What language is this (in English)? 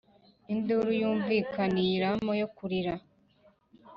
Kinyarwanda